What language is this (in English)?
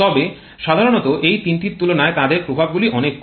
Bangla